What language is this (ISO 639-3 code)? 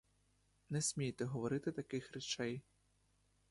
ukr